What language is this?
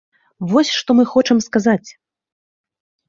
Belarusian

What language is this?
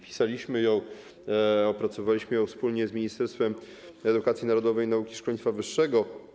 Polish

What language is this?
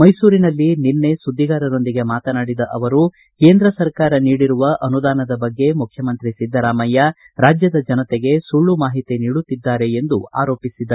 Kannada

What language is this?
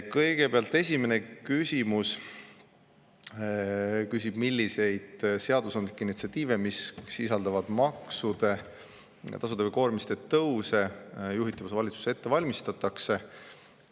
Estonian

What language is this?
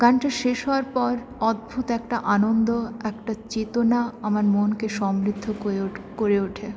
Bangla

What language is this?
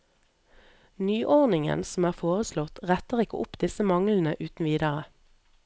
Norwegian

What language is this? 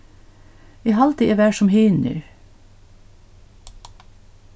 Faroese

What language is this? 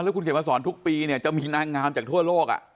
Thai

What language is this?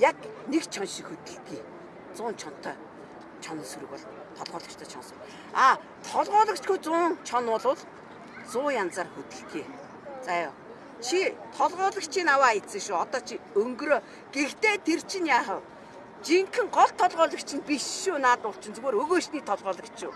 Turkish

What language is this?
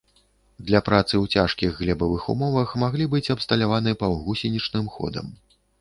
Belarusian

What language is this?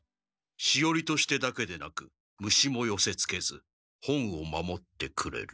Japanese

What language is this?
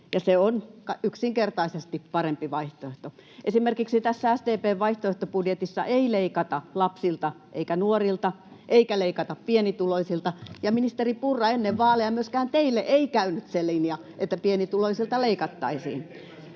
Finnish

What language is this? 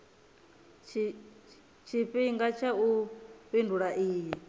Venda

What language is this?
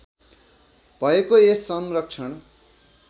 Nepali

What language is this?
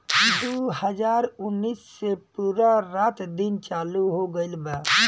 Bhojpuri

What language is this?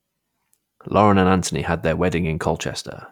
English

